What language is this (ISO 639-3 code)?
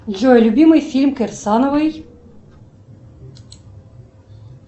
rus